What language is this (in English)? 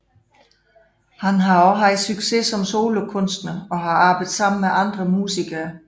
Danish